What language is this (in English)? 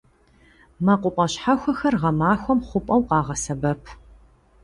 Kabardian